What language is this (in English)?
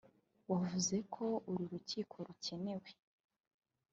Kinyarwanda